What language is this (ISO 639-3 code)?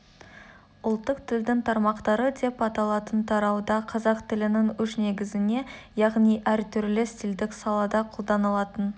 kaz